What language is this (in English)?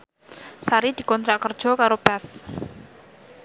Javanese